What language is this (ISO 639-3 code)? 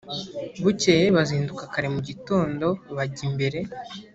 kin